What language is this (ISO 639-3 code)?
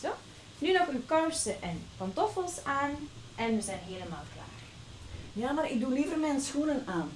nld